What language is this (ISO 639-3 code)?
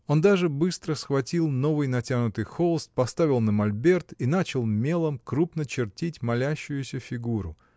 rus